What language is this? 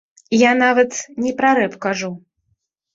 Belarusian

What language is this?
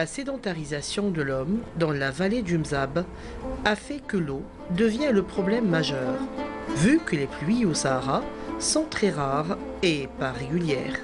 French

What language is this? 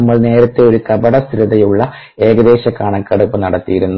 Malayalam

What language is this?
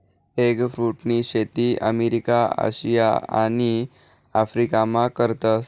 Marathi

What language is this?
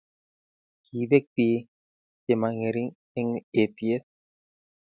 Kalenjin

